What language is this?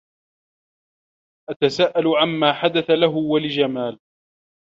Arabic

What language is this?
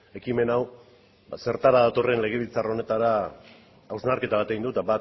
Basque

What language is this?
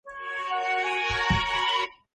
Georgian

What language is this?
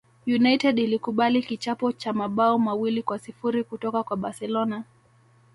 Swahili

